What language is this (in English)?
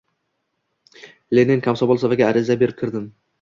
Uzbek